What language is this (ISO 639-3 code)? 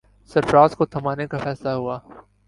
urd